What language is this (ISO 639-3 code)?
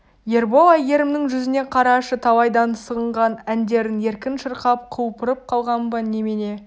kaz